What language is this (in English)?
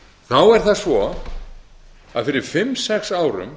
Icelandic